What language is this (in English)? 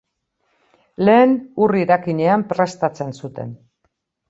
Basque